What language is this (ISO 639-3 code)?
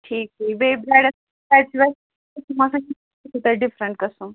kas